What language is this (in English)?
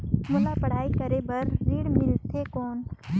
Chhattisgarhi